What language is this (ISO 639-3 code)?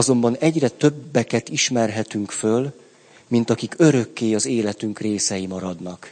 hun